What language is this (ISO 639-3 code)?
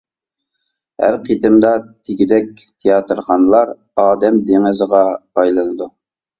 uig